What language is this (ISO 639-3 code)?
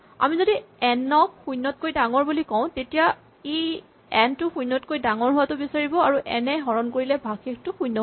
asm